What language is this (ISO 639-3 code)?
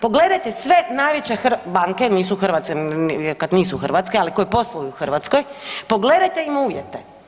hrv